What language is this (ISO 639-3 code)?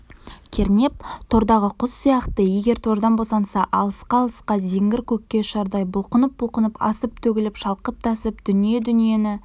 kaz